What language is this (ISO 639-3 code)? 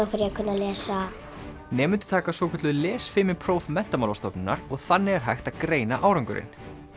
isl